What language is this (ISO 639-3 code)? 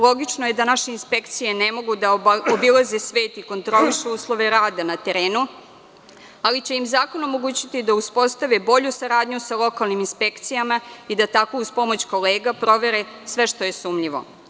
srp